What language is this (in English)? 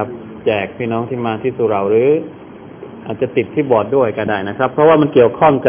Thai